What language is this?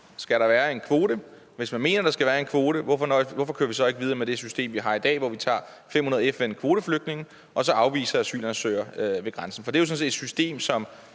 Danish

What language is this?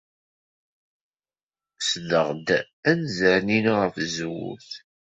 Kabyle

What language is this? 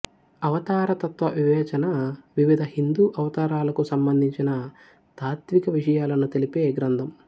Telugu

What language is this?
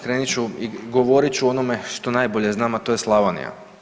Croatian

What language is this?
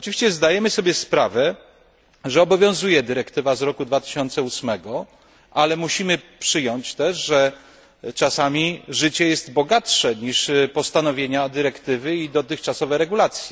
Polish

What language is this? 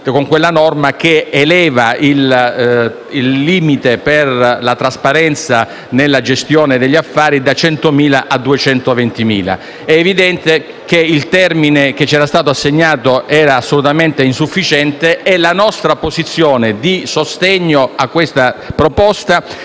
Italian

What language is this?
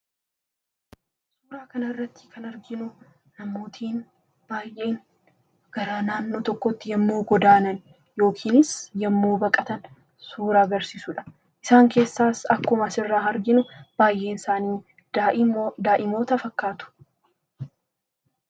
Oromo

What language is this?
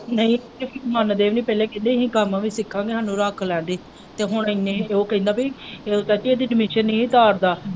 Punjabi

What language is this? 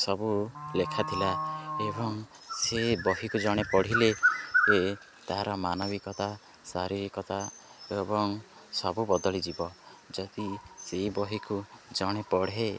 Odia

